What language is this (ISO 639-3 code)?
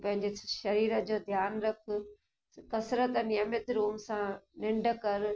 snd